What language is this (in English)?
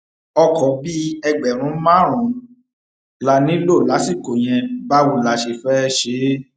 Yoruba